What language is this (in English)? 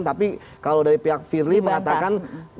Indonesian